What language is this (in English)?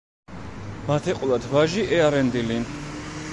Georgian